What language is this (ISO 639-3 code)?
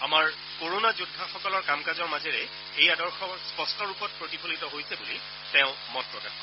asm